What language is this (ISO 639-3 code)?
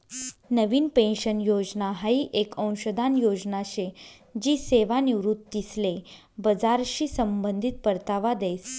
mar